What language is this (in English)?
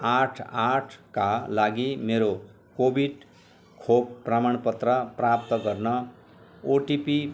Nepali